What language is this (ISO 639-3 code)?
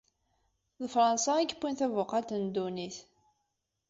kab